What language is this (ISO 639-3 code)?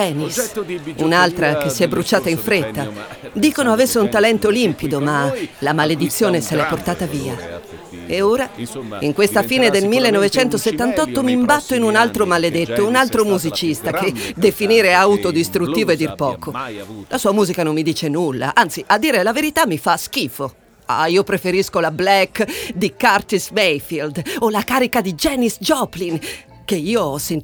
ita